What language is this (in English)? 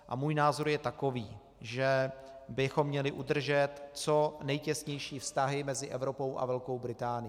Czech